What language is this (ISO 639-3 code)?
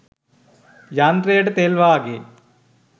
sin